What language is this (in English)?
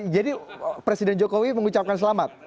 Indonesian